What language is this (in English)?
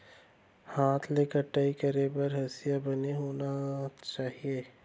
Chhattisgarhi